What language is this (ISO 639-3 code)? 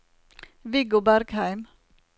nor